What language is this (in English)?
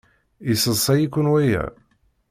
Kabyle